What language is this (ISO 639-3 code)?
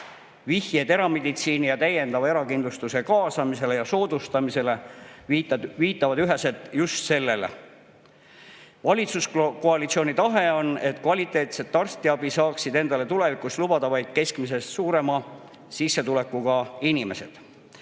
est